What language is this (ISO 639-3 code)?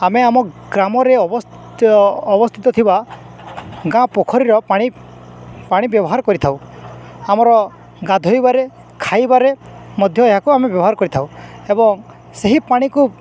ori